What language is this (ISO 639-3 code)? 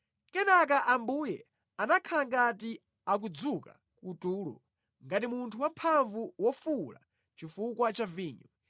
nya